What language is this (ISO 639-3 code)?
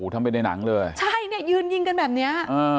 tha